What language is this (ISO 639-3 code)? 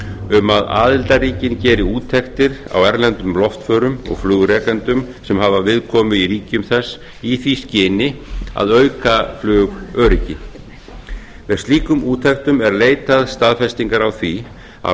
isl